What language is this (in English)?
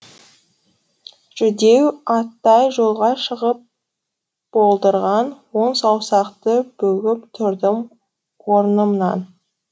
Kazakh